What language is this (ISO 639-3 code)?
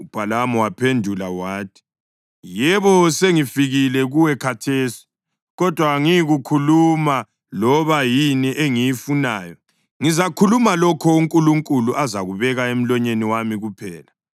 nde